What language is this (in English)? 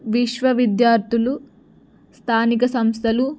Telugu